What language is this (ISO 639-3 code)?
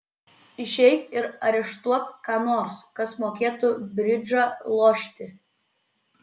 lit